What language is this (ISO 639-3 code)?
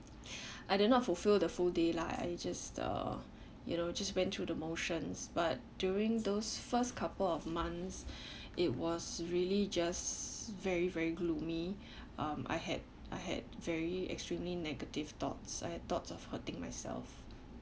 eng